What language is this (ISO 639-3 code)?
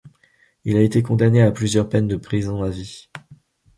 fra